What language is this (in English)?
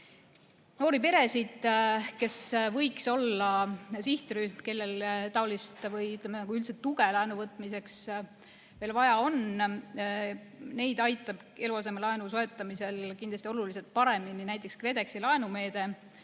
Estonian